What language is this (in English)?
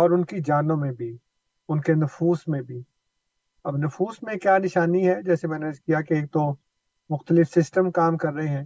Urdu